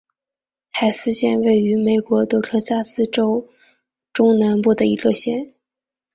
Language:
Chinese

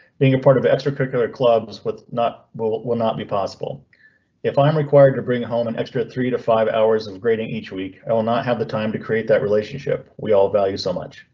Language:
English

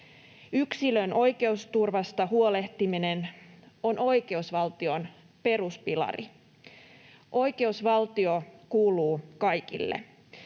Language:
Finnish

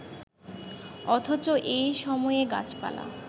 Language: Bangla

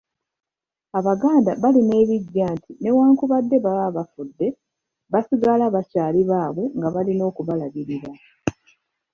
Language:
Ganda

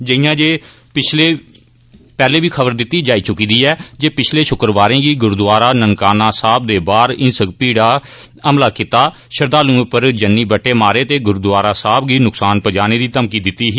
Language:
Dogri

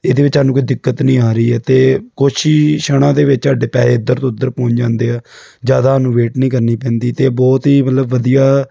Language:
Punjabi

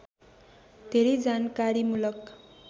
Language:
Nepali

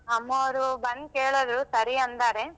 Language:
Kannada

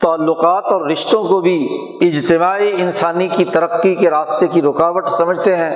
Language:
Urdu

